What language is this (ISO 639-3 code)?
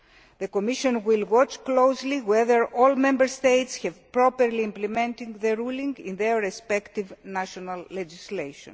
eng